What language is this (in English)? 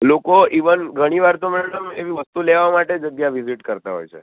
Gujarati